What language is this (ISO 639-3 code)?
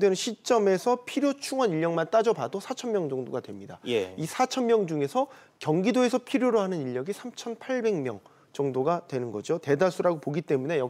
kor